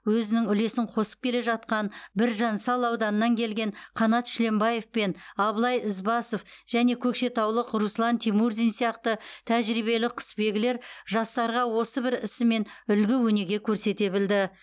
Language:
Kazakh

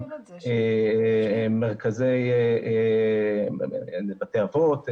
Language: Hebrew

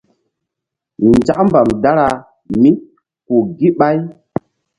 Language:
Mbum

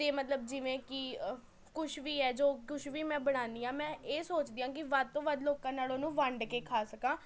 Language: Punjabi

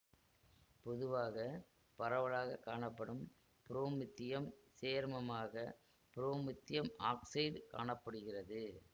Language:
Tamil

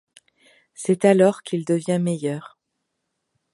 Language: French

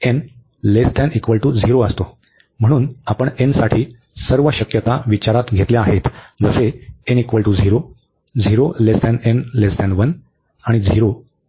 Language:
Marathi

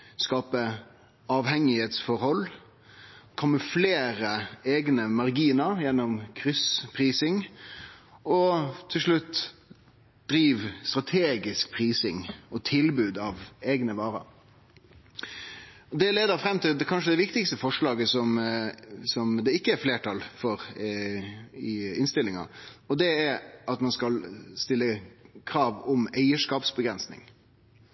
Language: Norwegian Nynorsk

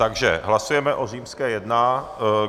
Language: Czech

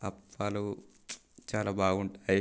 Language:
Telugu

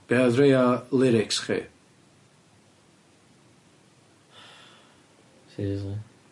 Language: Welsh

